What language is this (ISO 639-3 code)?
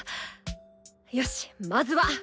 jpn